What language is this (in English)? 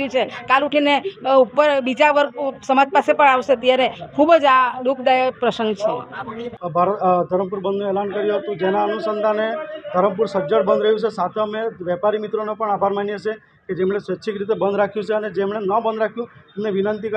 Gujarati